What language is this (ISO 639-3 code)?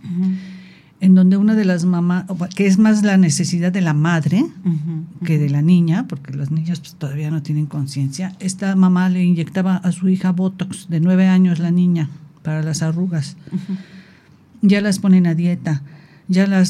spa